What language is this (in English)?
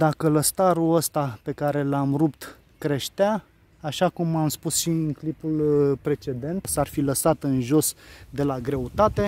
Romanian